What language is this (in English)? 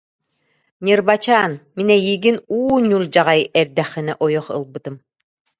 Yakut